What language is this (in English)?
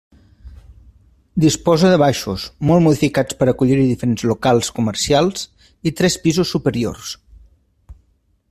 Catalan